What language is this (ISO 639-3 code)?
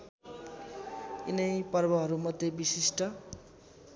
nep